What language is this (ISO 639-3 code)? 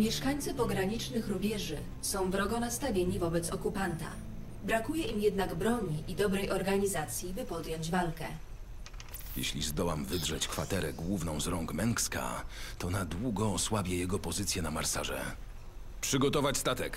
pol